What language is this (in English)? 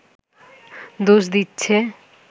Bangla